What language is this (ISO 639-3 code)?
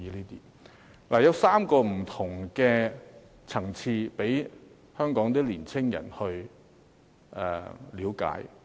yue